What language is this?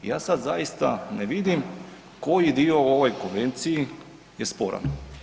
Croatian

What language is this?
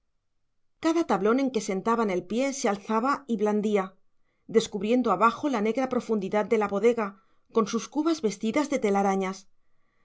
Spanish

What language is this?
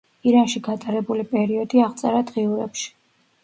Georgian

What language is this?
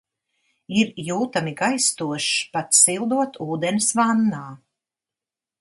Latvian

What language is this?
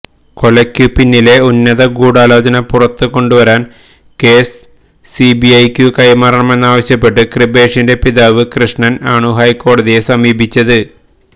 Malayalam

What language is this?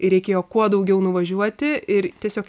Lithuanian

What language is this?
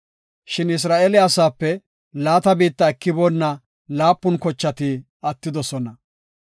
Gofa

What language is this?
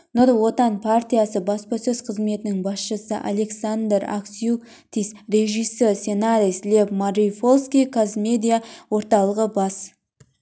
Kazakh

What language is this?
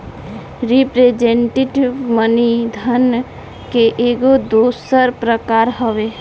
Bhojpuri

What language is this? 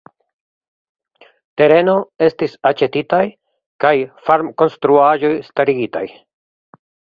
Esperanto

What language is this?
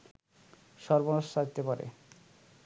Bangla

